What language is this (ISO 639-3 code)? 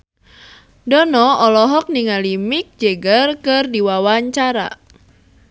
sun